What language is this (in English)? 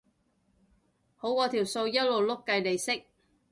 Cantonese